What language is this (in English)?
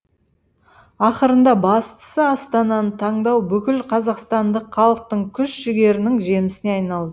Kazakh